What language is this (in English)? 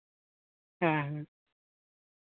Santali